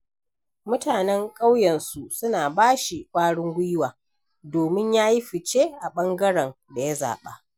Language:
Hausa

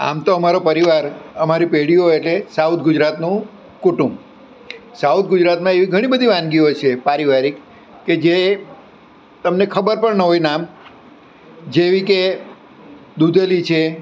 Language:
Gujarati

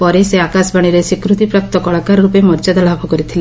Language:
Odia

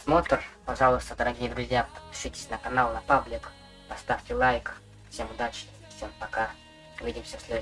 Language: Russian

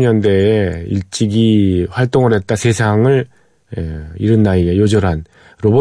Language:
Korean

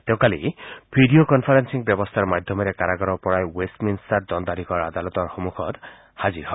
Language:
Assamese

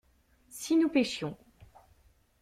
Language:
French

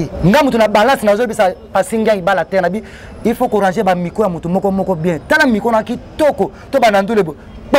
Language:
French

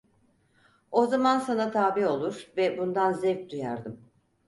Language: Turkish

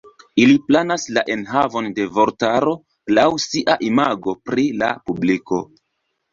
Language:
Esperanto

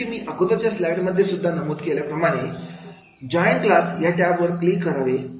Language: Marathi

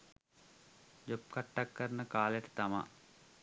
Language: Sinhala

